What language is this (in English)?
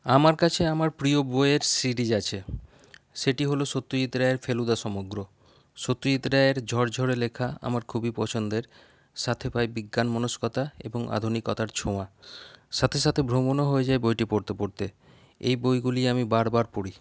Bangla